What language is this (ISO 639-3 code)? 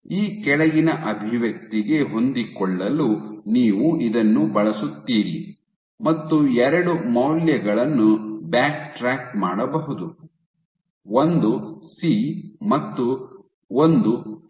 kan